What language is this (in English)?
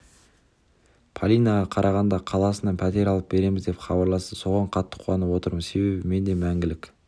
Kazakh